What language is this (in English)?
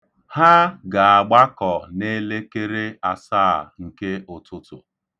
Igbo